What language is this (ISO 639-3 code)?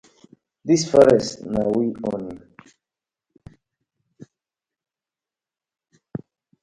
pcm